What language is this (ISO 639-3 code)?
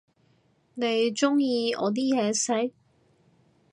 yue